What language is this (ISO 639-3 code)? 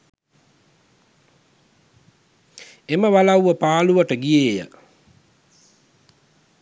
sin